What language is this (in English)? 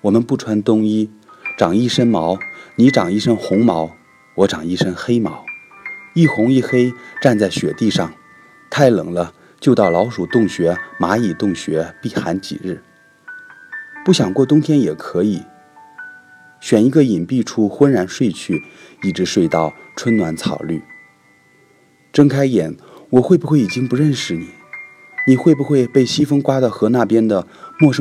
Chinese